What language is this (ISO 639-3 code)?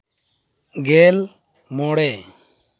sat